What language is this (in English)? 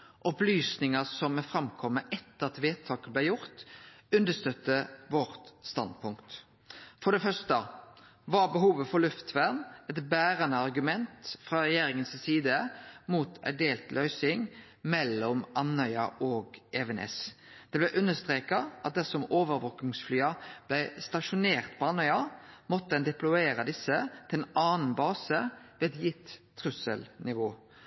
Norwegian Nynorsk